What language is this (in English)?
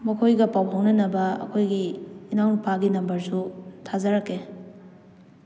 Manipuri